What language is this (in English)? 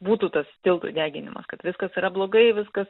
Lithuanian